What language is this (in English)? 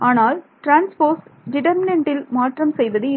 Tamil